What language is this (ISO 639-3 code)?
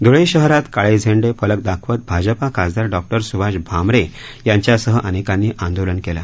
mar